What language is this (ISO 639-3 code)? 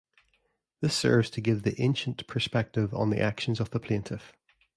eng